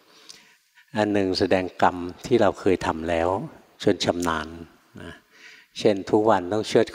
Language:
Thai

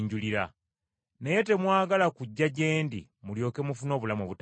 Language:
Ganda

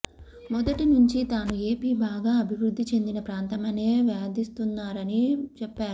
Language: Telugu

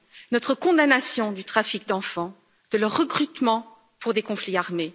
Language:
French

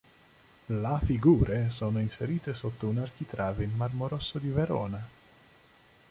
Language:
Italian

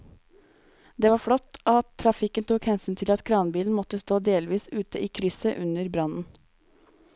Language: Norwegian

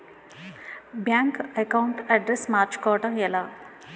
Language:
Telugu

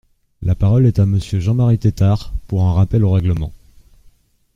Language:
French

